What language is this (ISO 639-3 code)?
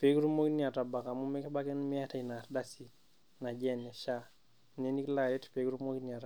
mas